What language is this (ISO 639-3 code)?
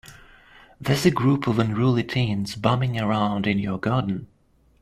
eng